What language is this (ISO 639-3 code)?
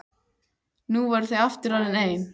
isl